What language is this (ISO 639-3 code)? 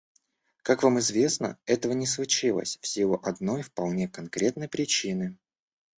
rus